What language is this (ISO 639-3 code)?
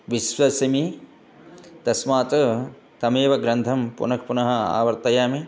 san